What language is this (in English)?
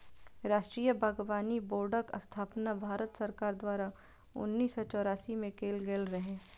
Maithili